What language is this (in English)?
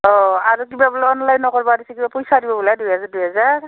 Assamese